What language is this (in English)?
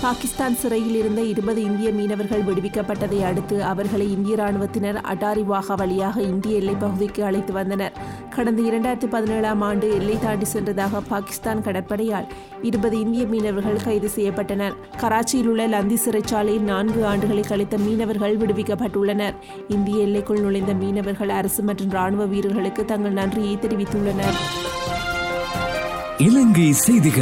Tamil